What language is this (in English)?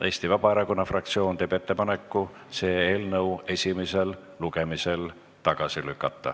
Estonian